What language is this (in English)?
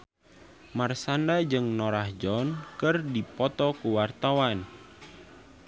Sundanese